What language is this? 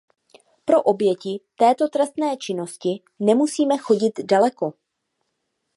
Czech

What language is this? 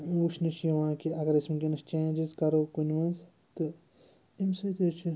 Kashmiri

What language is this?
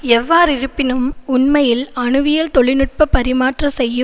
Tamil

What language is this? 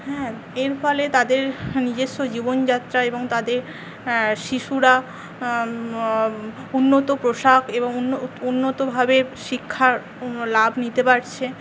Bangla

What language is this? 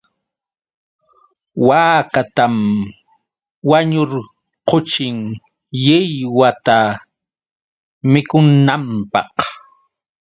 Yauyos Quechua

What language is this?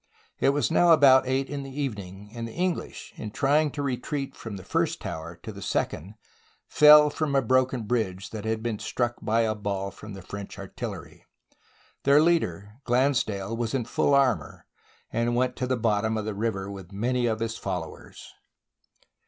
English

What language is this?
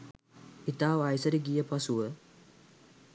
Sinhala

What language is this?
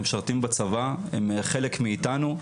Hebrew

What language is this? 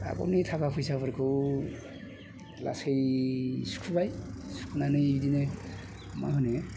Bodo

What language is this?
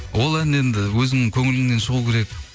Kazakh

